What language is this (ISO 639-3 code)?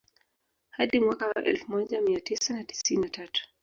swa